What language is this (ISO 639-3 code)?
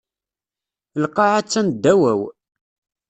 kab